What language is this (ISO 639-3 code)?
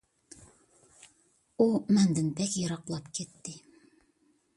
uig